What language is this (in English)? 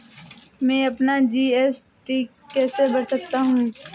Hindi